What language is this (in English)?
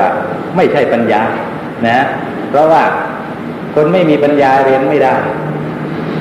Thai